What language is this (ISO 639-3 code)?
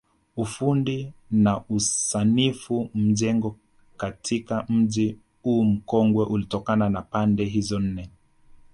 swa